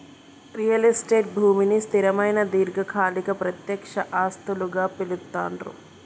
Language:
Telugu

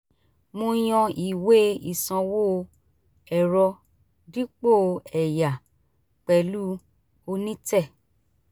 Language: Yoruba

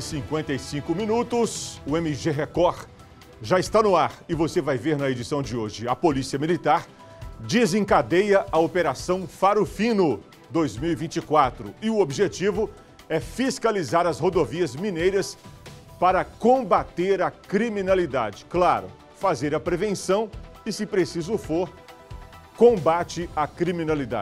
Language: Portuguese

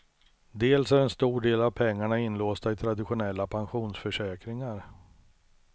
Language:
Swedish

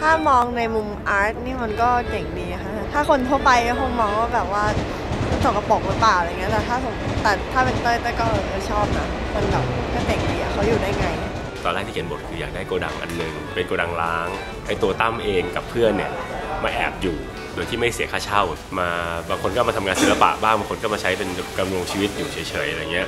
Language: Thai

